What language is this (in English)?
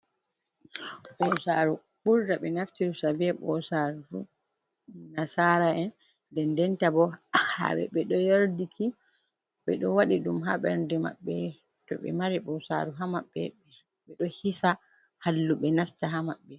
Fula